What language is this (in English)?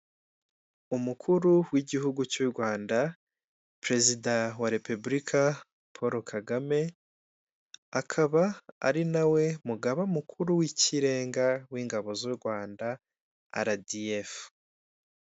Kinyarwanda